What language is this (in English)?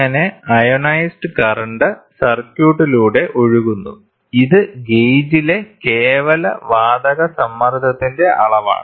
Malayalam